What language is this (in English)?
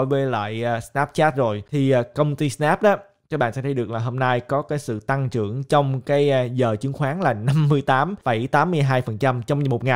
Vietnamese